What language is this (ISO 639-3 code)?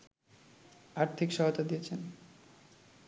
ben